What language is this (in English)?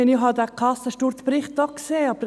Swiss German